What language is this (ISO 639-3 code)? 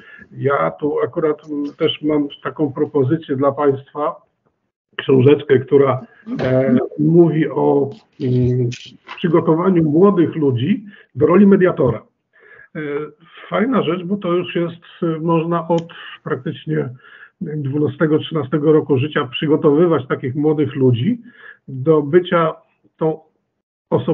pol